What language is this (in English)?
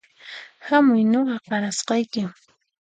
Puno Quechua